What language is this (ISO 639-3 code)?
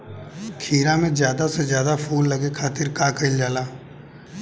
bho